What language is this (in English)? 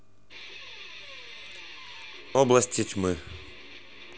Russian